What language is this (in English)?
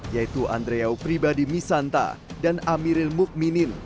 Indonesian